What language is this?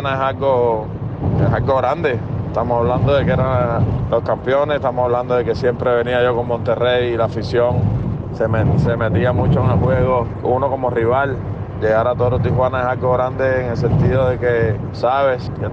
Spanish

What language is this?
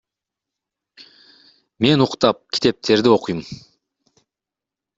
Kyrgyz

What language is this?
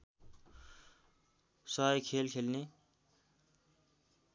Nepali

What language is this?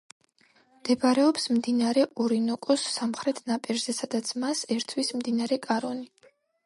Georgian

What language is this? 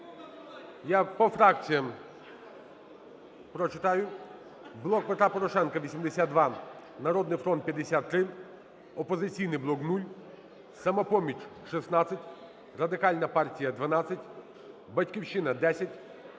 Ukrainian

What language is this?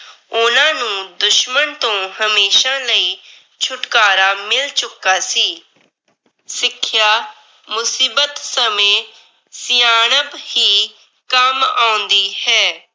Punjabi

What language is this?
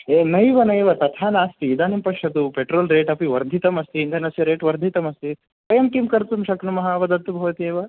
Sanskrit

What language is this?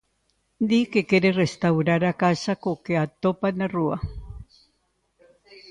Galician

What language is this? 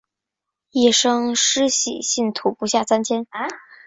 Chinese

